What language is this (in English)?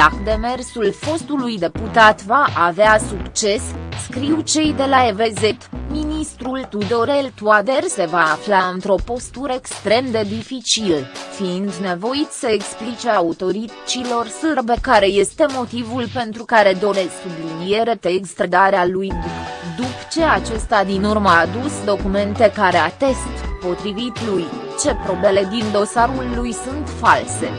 Romanian